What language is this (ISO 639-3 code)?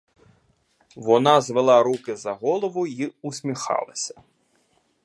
ukr